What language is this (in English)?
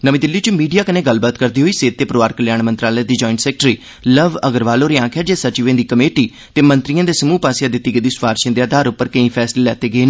Dogri